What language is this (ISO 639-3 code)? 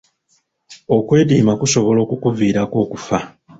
lug